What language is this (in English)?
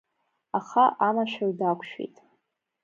Abkhazian